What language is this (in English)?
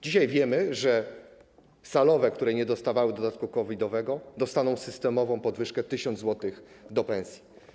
Polish